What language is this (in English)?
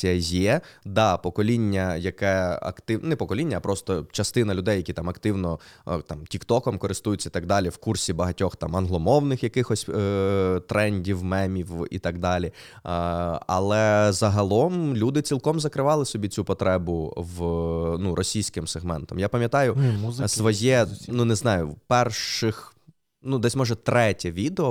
Ukrainian